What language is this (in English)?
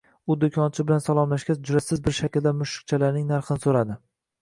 Uzbek